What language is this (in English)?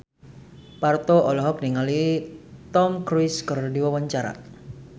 Sundanese